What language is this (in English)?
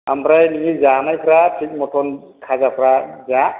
Bodo